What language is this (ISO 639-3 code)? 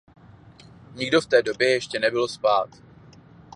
ces